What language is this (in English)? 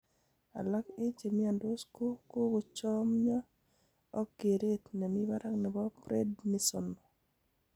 Kalenjin